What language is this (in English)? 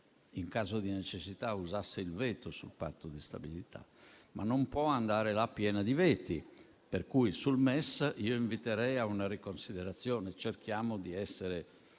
Italian